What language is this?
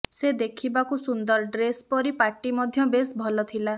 Odia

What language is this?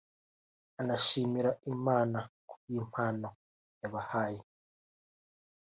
Kinyarwanda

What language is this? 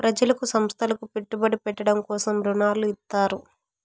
Telugu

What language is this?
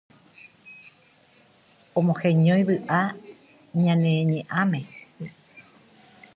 Guarani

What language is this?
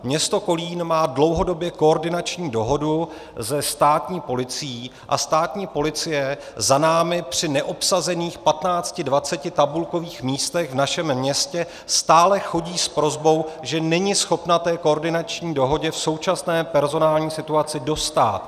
Czech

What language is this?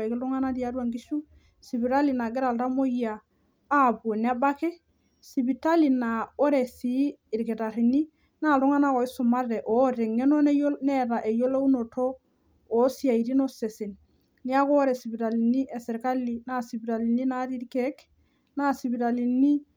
Masai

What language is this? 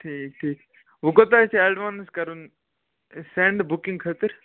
Kashmiri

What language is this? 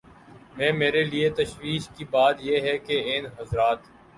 Urdu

